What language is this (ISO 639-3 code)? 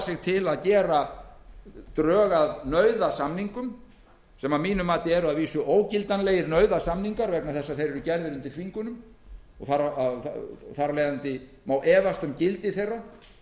isl